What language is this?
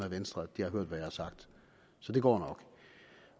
Danish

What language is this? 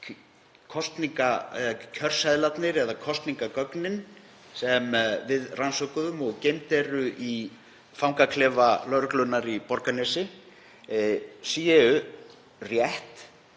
Icelandic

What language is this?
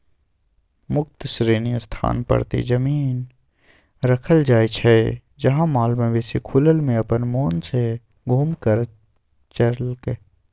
Magahi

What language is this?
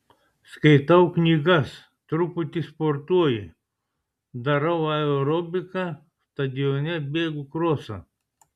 Lithuanian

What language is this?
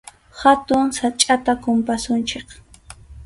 Arequipa-La Unión Quechua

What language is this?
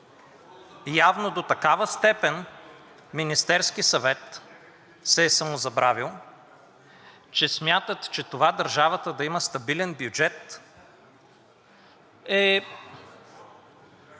Bulgarian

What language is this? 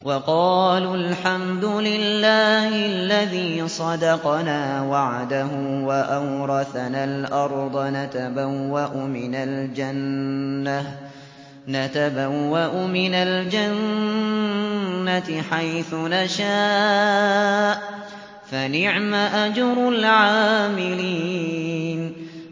Arabic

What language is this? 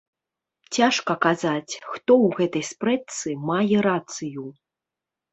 Belarusian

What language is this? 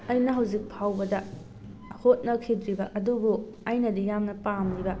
Manipuri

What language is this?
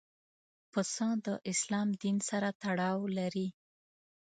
Pashto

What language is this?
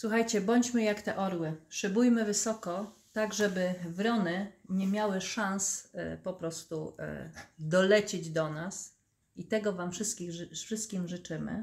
Polish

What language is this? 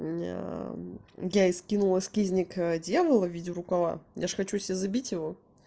Russian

